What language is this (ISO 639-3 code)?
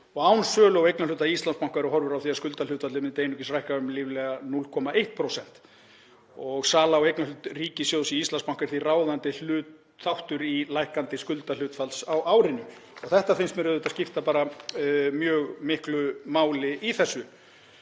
isl